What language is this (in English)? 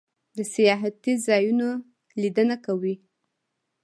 Pashto